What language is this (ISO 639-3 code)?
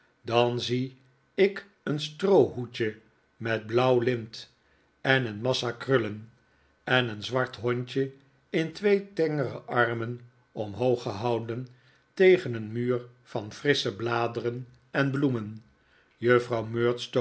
nld